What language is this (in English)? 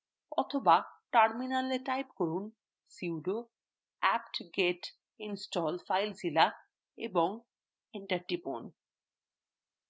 Bangla